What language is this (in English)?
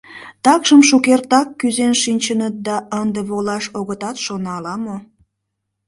Mari